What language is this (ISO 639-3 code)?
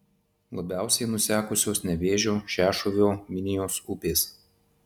lit